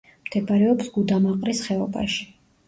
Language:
Georgian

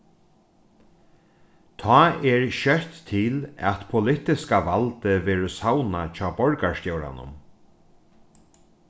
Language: Faroese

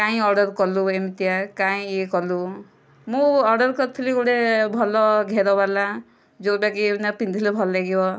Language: Odia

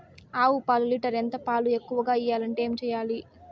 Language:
Telugu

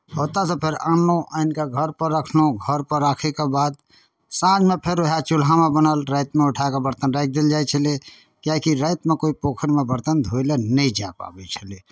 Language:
Maithili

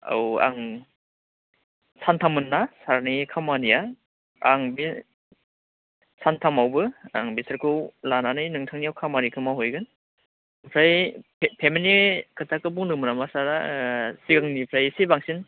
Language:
Bodo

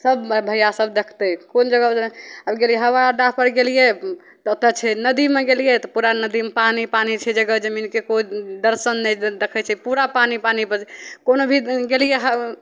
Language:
Maithili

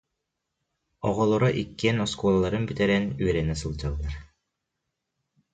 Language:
Yakut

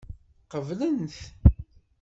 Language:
Kabyle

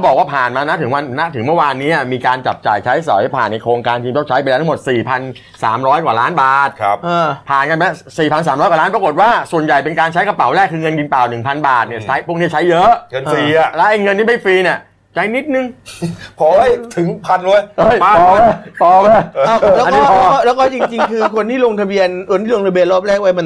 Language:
Thai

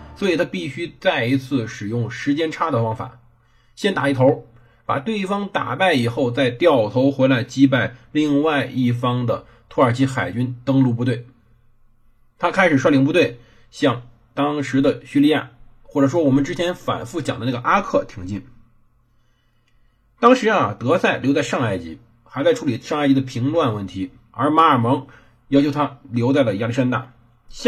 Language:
Chinese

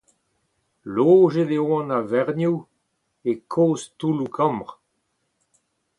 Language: Breton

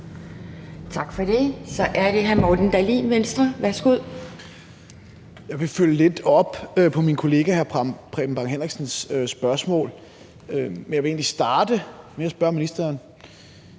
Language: Danish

